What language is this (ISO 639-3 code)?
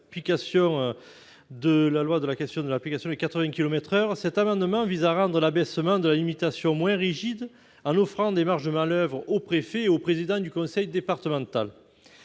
fra